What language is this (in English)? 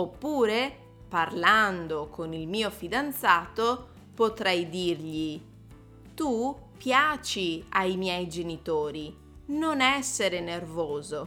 Italian